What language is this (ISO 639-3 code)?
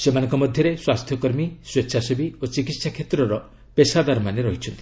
ori